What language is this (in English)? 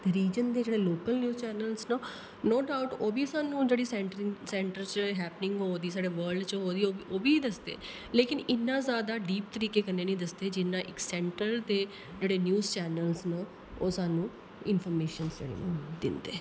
Dogri